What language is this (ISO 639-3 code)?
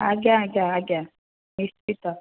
ori